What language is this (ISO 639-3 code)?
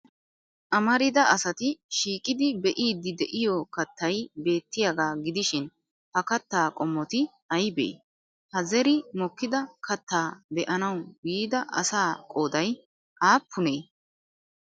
wal